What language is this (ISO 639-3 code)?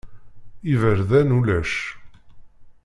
kab